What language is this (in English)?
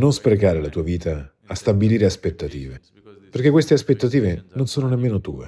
Italian